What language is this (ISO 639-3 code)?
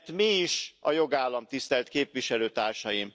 hun